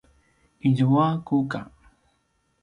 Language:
Paiwan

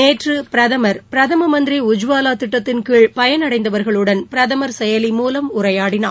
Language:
Tamil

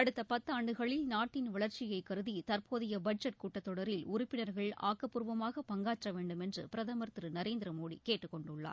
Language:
Tamil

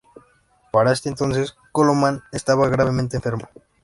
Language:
Spanish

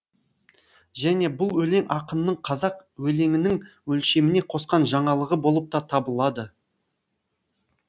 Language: Kazakh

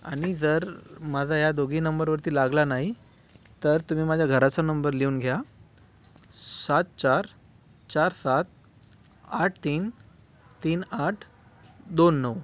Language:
Marathi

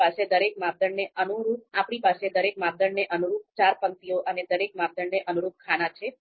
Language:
Gujarati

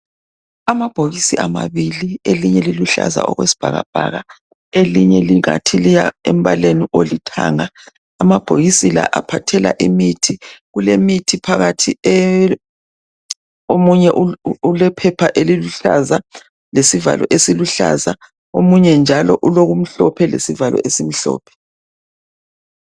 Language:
North Ndebele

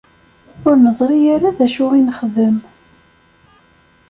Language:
Kabyle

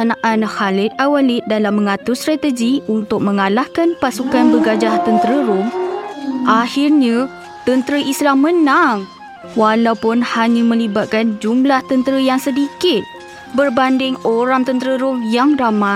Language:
Malay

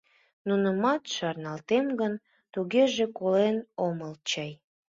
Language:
Mari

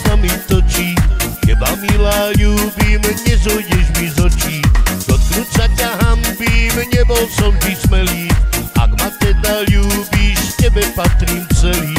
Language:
Romanian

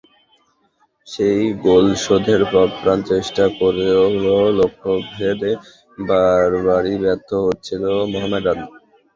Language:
Bangla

